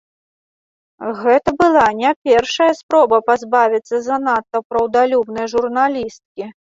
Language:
Belarusian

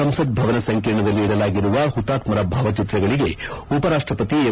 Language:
Kannada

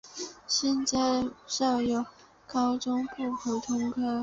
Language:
Chinese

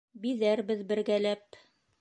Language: Bashkir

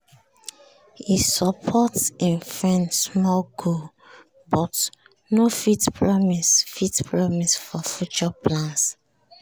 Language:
Nigerian Pidgin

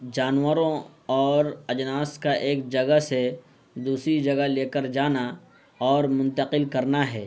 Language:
Urdu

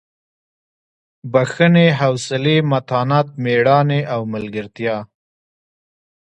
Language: Pashto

